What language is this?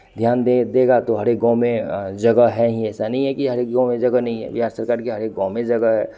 Hindi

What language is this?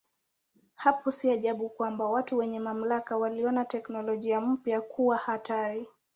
Swahili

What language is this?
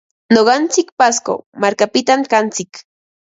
Ambo-Pasco Quechua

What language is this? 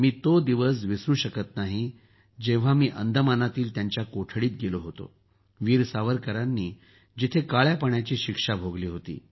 Marathi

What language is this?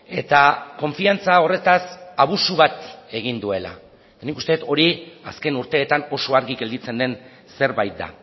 Basque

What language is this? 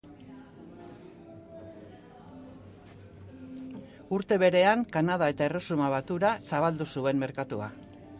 Basque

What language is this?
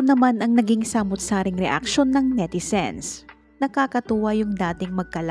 Filipino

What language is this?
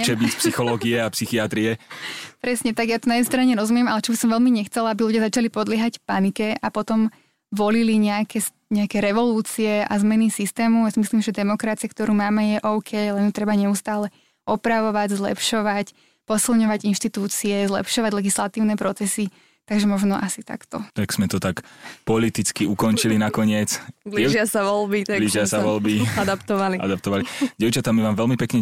Slovak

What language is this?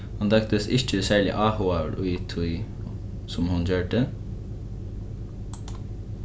Faroese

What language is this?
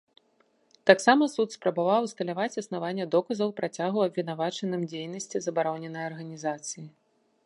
Belarusian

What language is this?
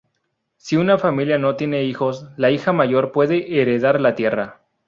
Spanish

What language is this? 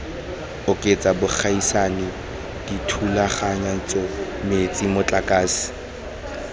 Tswana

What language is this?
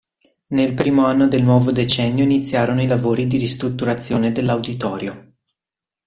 Italian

